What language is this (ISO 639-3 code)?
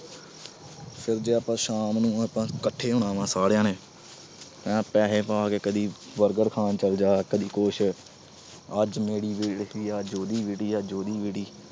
pan